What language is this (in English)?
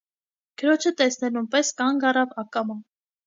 Armenian